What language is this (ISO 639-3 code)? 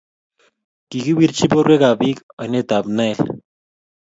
kln